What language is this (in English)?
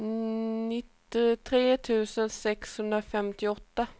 Swedish